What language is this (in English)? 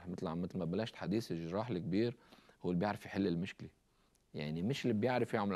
Arabic